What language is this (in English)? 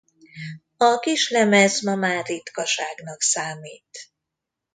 Hungarian